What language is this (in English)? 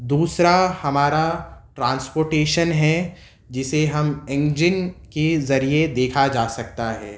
Urdu